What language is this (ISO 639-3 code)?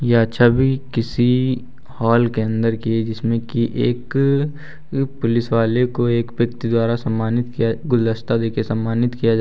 hin